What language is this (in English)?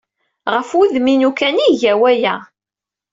Kabyle